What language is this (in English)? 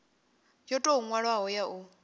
Venda